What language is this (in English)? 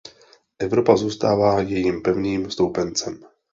Czech